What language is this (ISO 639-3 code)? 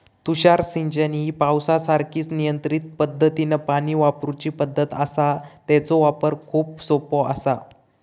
mar